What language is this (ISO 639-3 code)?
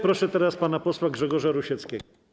pol